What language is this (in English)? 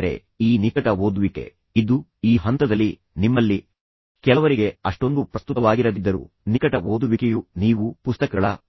Kannada